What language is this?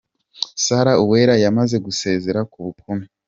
Kinyarwanda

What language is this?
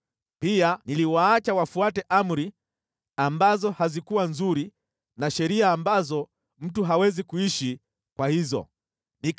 Swahili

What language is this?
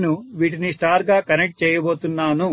Telugu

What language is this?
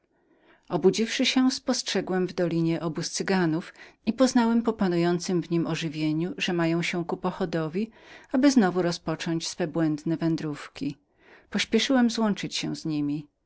Polish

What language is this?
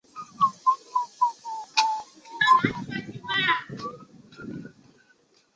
Chinese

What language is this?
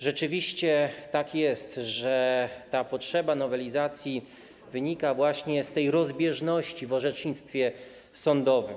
Polish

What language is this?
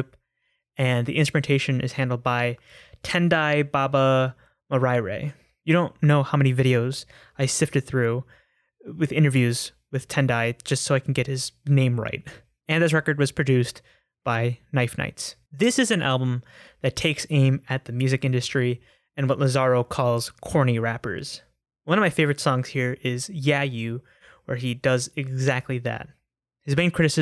English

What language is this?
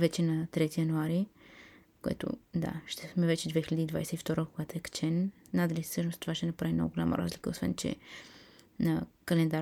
Bulgarian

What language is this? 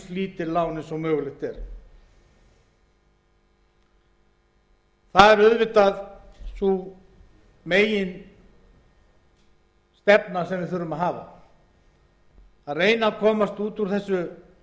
Icelandic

